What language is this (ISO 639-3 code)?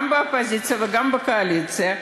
heb